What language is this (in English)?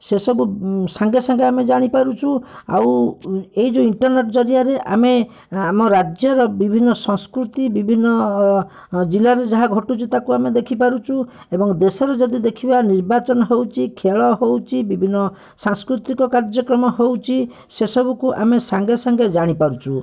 Odia